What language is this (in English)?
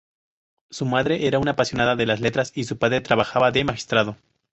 Spanish